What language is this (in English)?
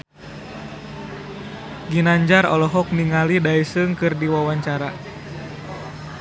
Sundanese